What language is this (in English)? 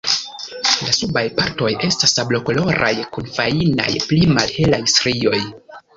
Esperanto